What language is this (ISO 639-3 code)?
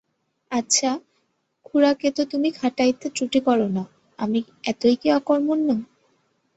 ben